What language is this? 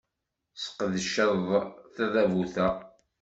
Kabyle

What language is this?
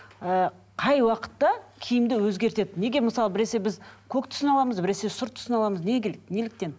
Kazakh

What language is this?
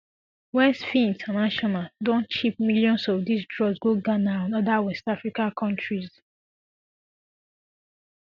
Nigerian Pidgin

